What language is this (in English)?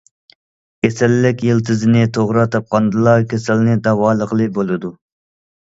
Uyghur